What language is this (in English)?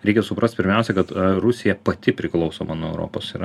Lithuanian